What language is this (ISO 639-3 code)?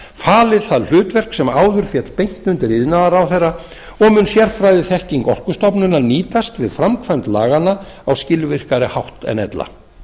isl